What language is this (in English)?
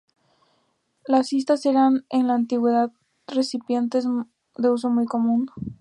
Spanish